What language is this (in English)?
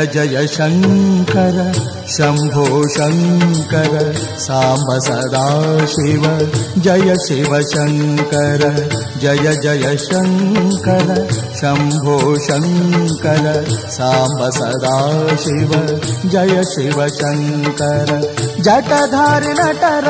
Kannada